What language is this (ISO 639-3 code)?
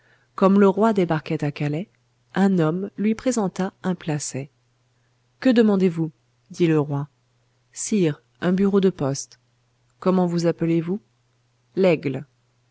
fra